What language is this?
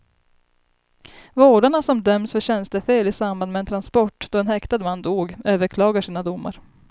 Swedish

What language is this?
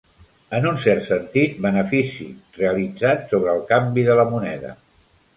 Catalan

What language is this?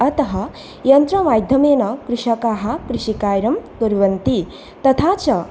Sanskrit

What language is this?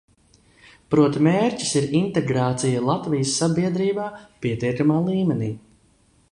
Latvian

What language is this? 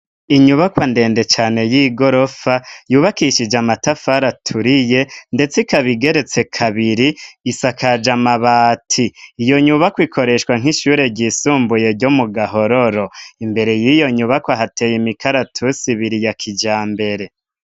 Rundi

